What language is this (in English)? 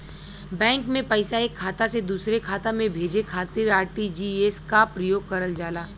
Bhojpuri